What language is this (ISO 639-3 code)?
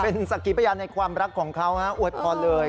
tha